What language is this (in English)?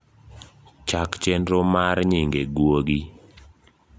Luo (Kenya and Tanzania)